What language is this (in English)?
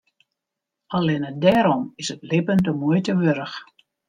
Western Frisian